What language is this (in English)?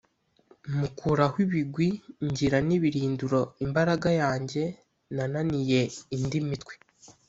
Kinyarwanda